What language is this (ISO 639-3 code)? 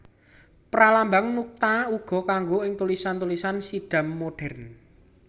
jav